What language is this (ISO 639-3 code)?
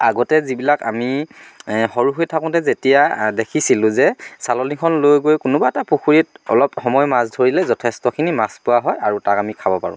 asm